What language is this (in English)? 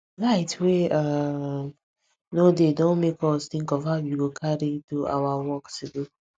Nigerian Pidgin